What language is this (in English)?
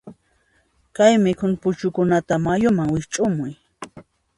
Puno Quechua